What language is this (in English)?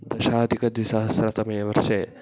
Sanskrit